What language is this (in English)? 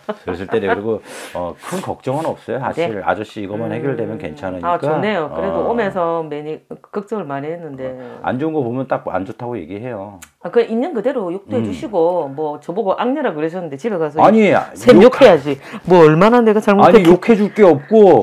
Korean